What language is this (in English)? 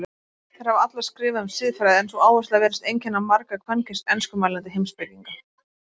Icelandic